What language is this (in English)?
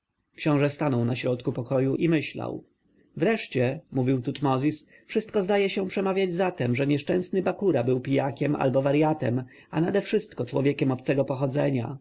Polish